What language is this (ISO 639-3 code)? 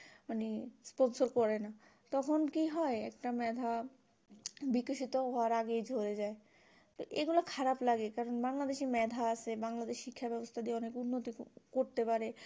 ben